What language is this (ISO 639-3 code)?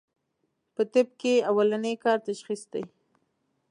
pus